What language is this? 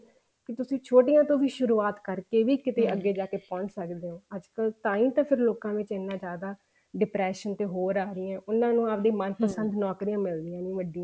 Punjabi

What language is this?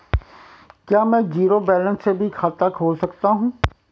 Hindi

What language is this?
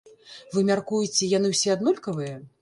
Belarusian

